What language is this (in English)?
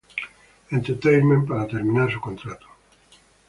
Spanish